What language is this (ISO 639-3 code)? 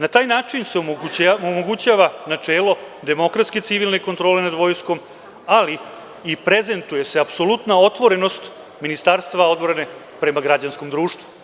srp